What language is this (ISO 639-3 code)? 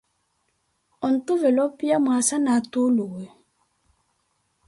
eko